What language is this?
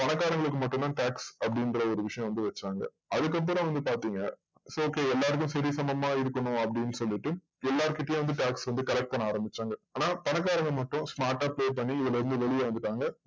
Tamil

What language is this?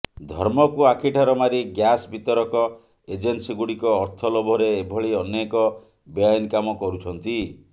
Odia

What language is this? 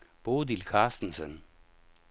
Danish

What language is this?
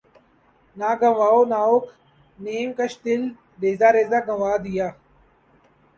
Urdu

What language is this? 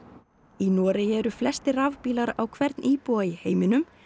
Icelandic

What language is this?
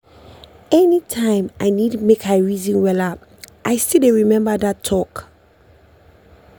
Nigerian Pidgin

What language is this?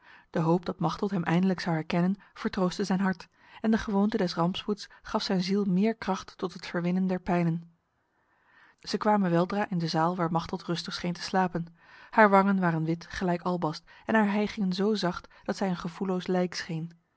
Dutch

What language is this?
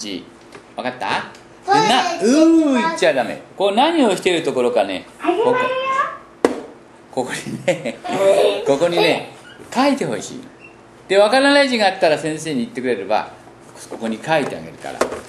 Japanese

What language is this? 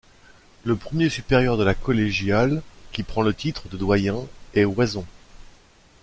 French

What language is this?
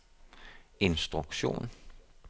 Danish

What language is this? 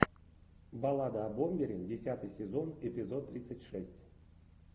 Russian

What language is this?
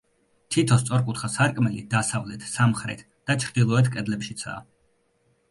Georgian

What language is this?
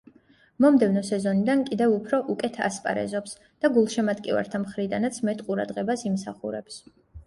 Georgian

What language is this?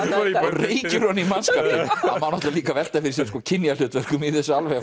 Icelandic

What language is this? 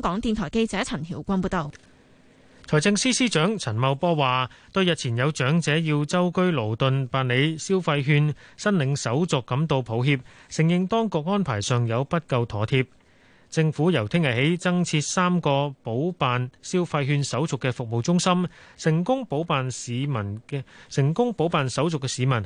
Chinese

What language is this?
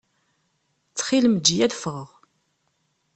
Kabyle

